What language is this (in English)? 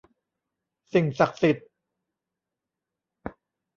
Thai